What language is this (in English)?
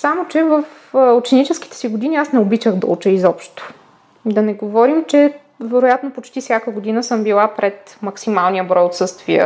Bulgarian